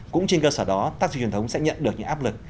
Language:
Vietnamese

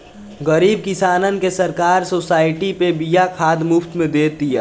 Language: Bhojpuri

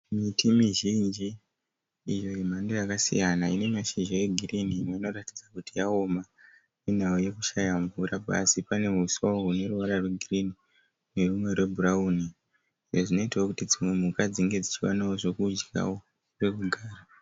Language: Shona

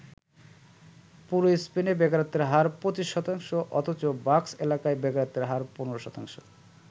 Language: Bangla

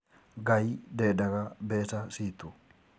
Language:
Kikuyu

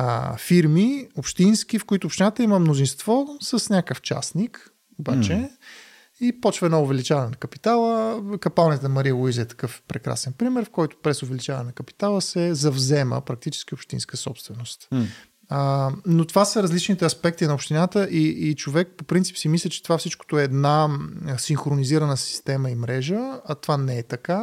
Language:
Bulgarian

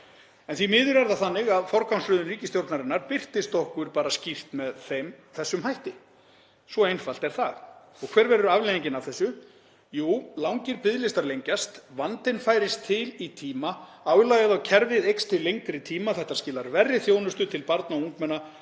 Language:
Icelandic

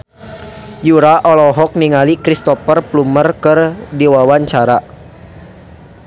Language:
Sundanese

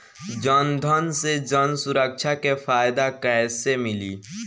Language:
Bhojpuri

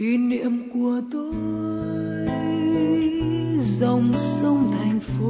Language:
Vietnamese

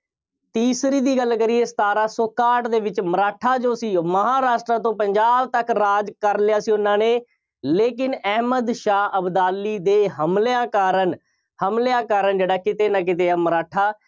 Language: Punjabi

